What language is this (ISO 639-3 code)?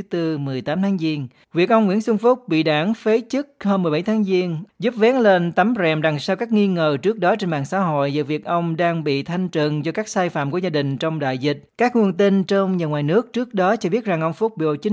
vie